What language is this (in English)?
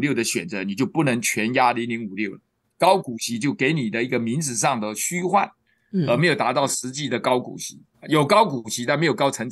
Chinese